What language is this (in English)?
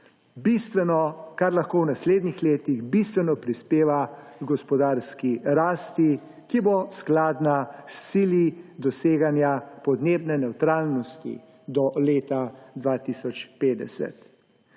Slovenian